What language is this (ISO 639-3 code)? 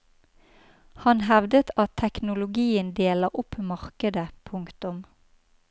nor